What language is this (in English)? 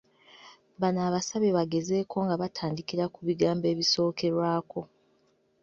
Ganda